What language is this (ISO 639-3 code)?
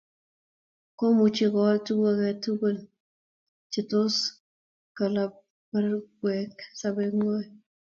kln